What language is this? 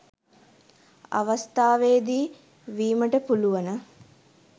Sinhala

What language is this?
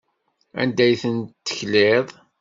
Kabyle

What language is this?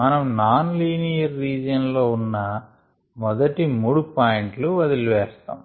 Telugu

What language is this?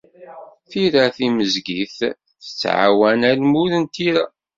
Kabyle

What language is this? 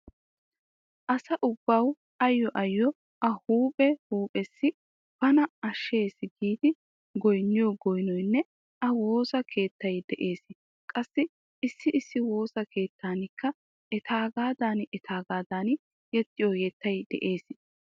Wolaytta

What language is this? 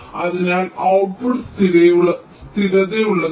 Malayalam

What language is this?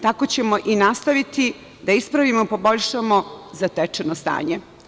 Serbian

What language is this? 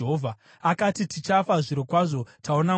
Shona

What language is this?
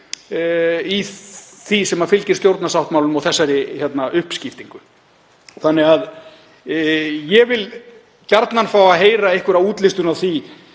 Icelandic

